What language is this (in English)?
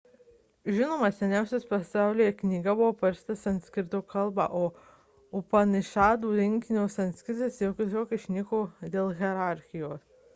Lithuanian